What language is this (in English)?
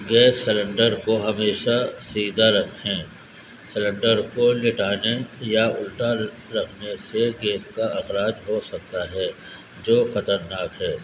Urdu